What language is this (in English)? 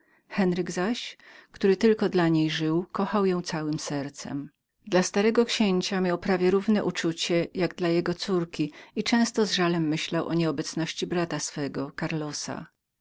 Polish